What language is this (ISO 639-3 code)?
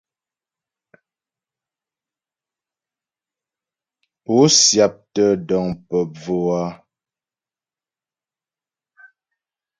bbj